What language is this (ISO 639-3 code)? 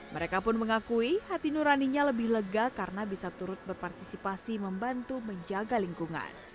ind